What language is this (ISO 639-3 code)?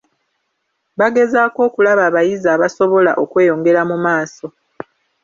lug